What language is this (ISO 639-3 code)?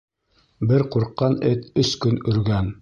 bak